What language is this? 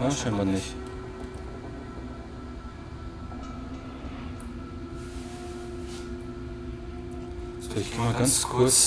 German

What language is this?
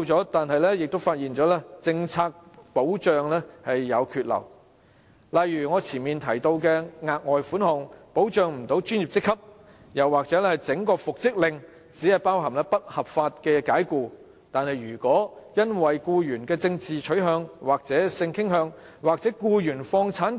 Cantonese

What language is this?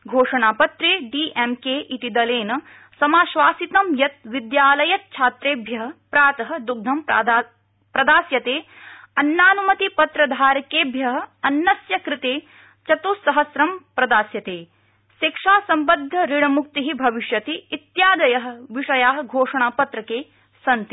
Sanskrit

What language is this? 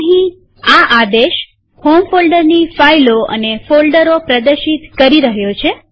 Gujarati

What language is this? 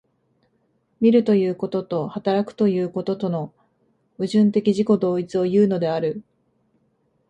Japanese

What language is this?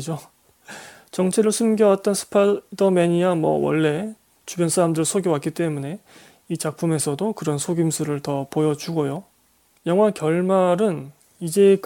Korean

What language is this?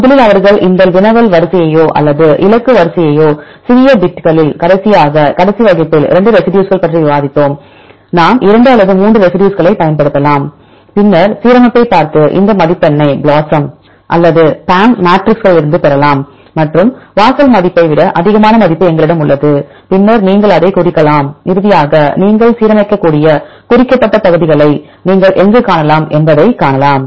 Tamil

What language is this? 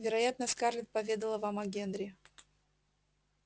Russian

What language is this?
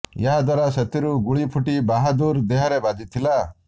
Odia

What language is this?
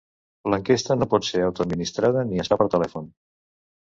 Catalan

